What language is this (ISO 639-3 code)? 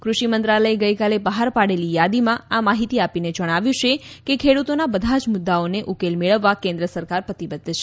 guj